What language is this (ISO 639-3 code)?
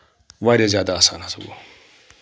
kas